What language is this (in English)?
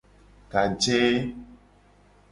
Gen